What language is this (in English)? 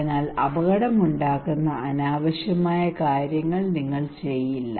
Malayalam